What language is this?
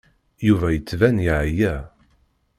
Kabyle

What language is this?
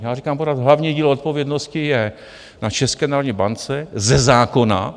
Czech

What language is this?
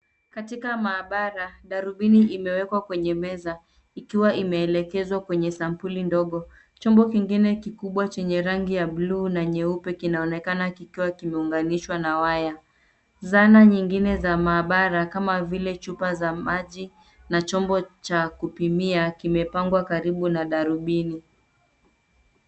Swahili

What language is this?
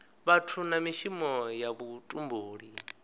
Venda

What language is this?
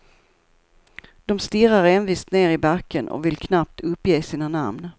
Swedish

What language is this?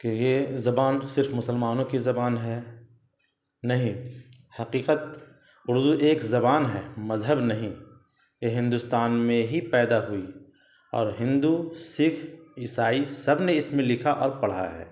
Urdu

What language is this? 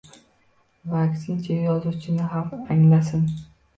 Uzbek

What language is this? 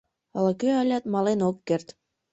Mari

